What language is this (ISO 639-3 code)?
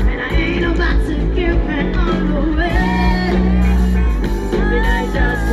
eng